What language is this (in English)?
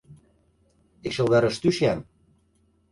Western Frisian